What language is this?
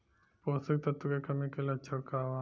Bhojpuri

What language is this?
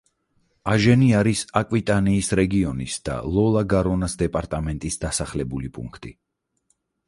Georgian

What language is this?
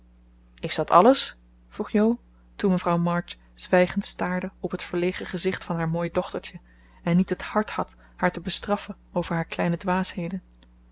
Dutch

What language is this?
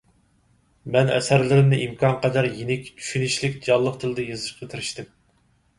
Uyghur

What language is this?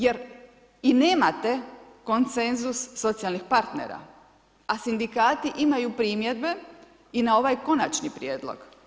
Croatian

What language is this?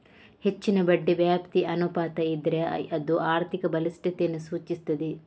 Kannada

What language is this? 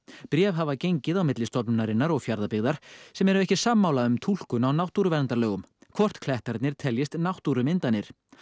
Icelandic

